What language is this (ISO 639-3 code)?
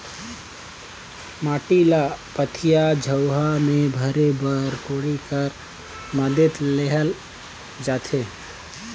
hne